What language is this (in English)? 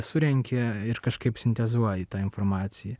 Lithuanian